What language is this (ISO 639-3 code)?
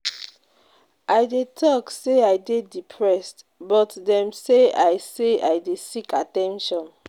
pcm